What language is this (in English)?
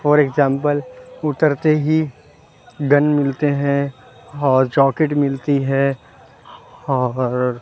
Urdu